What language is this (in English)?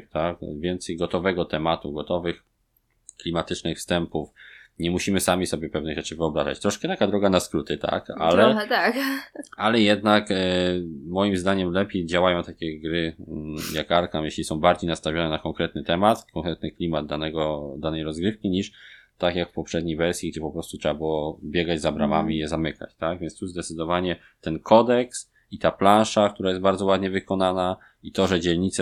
Polish